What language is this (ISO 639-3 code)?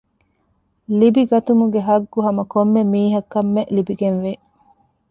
div